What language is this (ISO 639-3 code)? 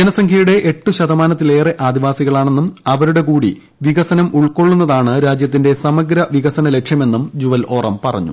mal